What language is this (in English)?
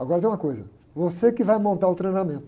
Portuguese